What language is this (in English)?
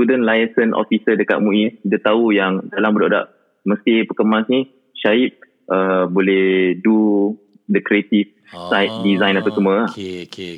Malay